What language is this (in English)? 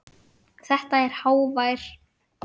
Icelandic